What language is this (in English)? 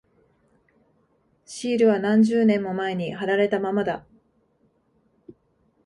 Japanese